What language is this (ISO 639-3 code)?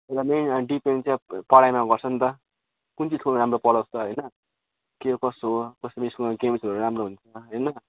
nep